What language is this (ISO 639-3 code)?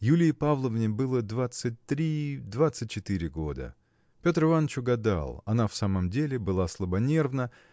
rus